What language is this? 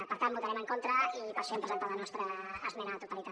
Catalan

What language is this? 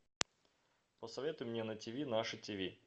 Russian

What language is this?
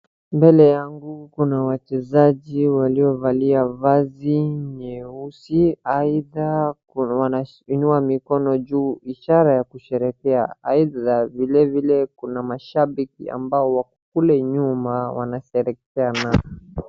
Swahili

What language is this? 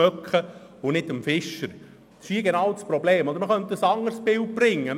Swiss German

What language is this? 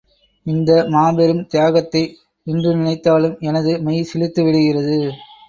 Tamil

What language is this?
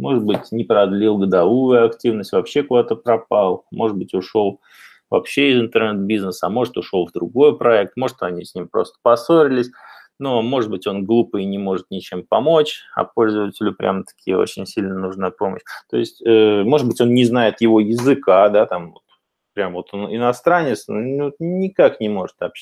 Russian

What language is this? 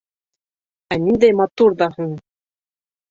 Bashkir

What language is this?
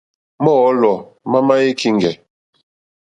Mokpwe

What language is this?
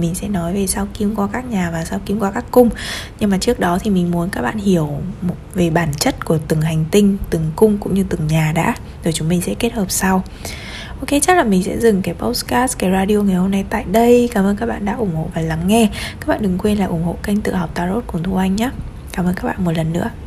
Vietnamese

